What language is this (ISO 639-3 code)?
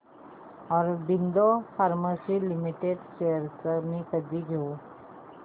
mar